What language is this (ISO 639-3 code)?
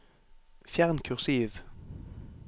nor